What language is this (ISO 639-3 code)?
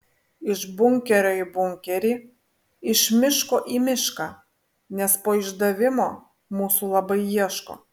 lit